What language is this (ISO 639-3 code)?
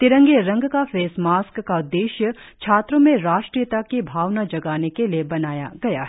hin